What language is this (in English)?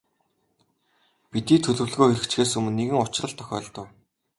Mongolian